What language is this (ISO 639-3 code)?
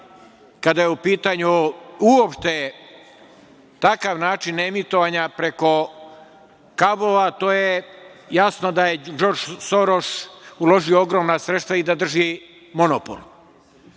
srp